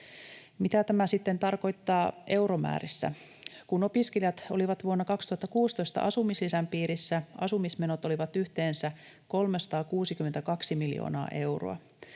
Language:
Finnish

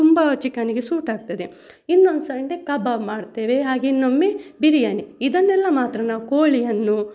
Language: Kannada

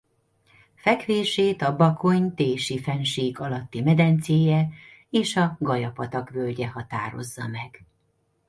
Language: Hungarian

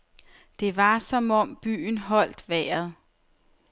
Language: Danish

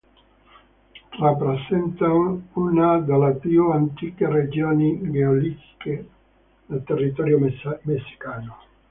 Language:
Italian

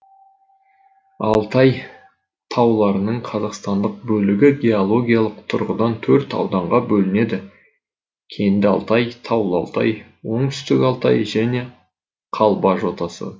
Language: Kazakh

